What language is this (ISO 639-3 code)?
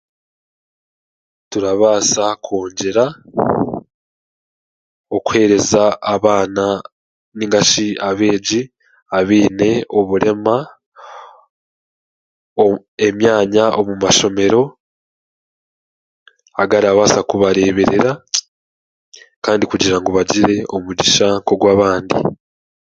cgg